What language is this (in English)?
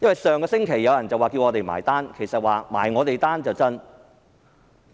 Cantonese